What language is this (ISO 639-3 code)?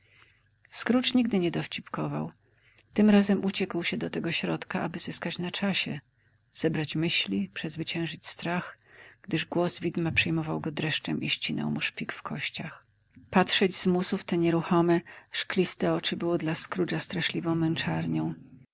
pol